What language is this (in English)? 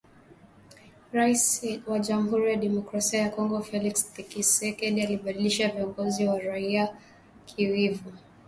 Swahili